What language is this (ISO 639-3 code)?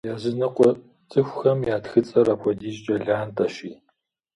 kbd